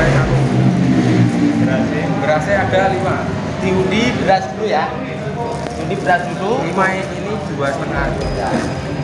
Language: Indonesian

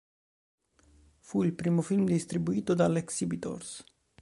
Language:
Italian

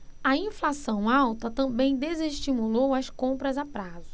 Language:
Portuguese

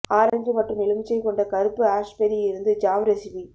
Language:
Tamil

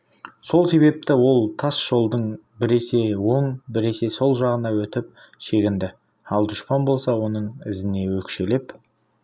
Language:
Kazakh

